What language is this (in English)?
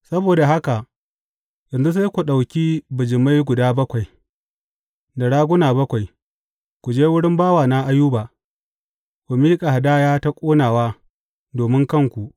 Hausa